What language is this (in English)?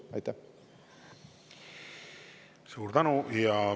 Estonian